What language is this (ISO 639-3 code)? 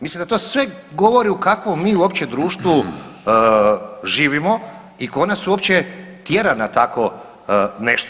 hrv